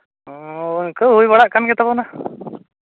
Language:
Santali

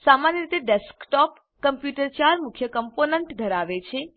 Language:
Gujarati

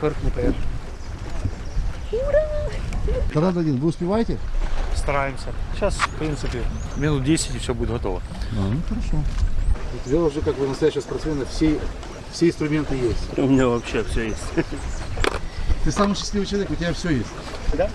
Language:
Russian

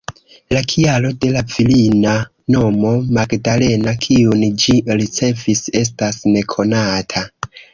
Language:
Esperanto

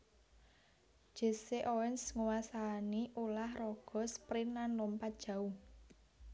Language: Javanese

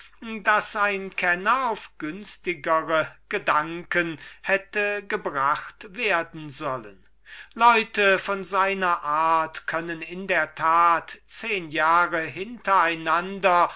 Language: German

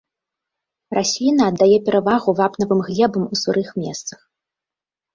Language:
Belarusian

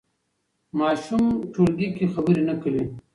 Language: Pashto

